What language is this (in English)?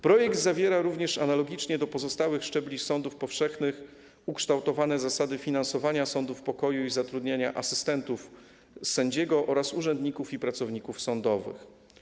Polish